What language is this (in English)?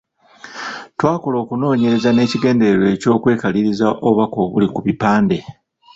Ganda